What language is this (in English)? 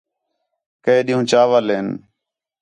Khetrani